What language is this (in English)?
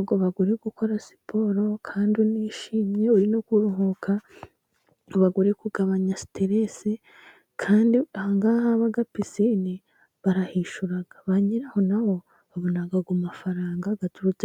Kinyarwanda